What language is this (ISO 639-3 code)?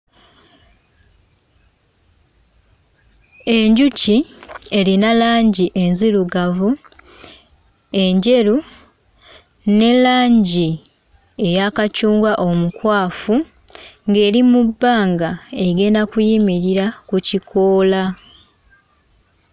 lug